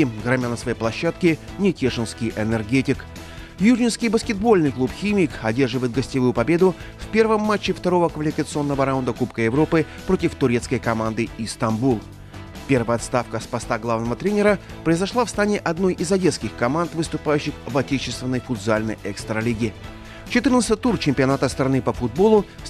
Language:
Russian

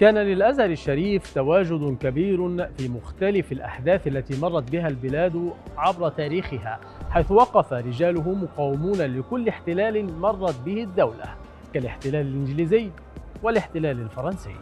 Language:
Arabic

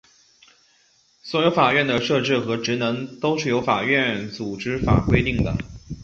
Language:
Chinese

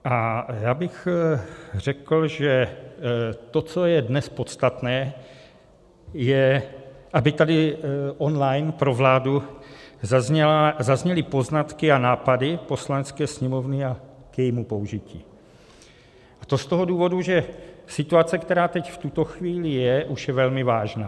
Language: Czech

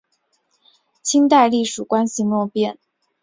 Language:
Chinese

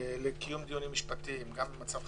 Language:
Hebrew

